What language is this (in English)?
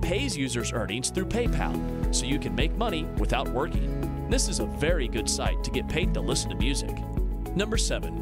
English